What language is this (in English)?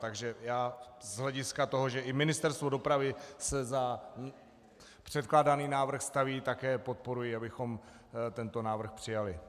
Czech